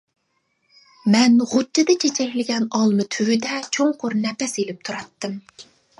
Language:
Uyghur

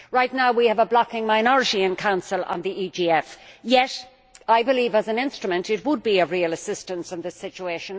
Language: English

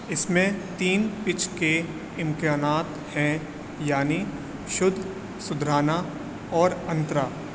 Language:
Urdu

